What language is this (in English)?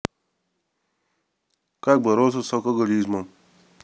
Russian